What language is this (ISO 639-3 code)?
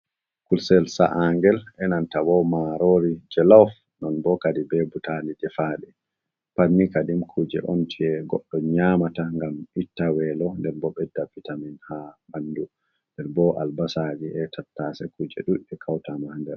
ful